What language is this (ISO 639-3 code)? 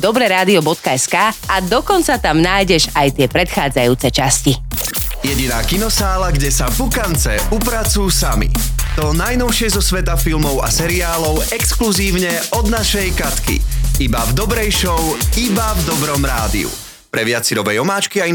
slk